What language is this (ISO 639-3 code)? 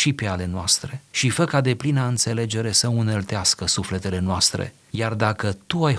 ron